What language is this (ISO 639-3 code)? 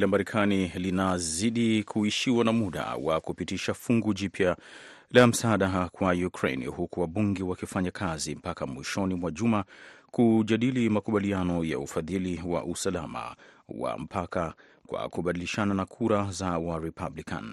swa